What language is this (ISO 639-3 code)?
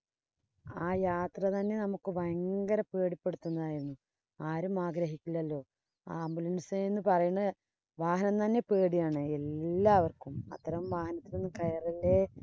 mal